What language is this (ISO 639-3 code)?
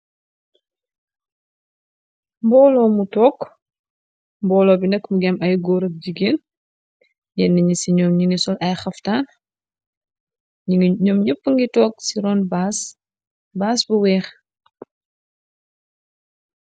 wol